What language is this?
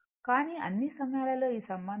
Telugu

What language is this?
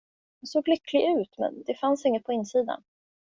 Swedish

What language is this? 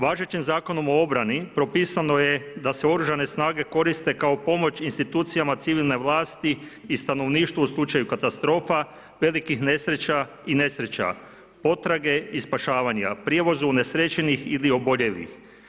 Croatian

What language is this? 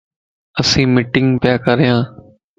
Lasi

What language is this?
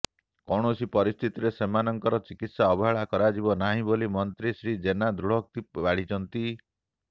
Odia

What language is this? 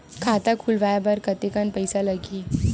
Chhattisgarhi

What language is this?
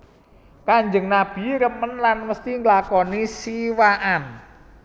Javanese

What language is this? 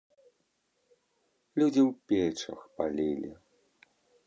Belarusian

